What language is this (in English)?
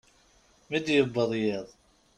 Kabyle